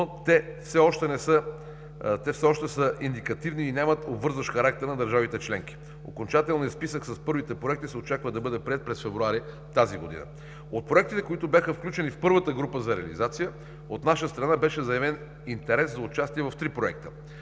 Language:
Bulgarian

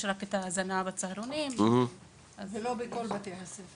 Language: Hebrew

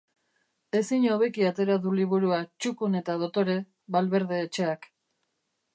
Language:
Basque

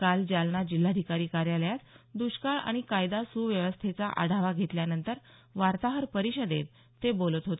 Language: Marathi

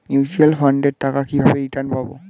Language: Bangla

